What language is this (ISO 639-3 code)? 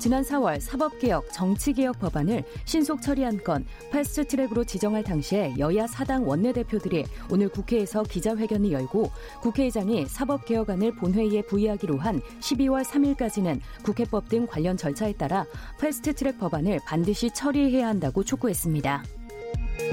kor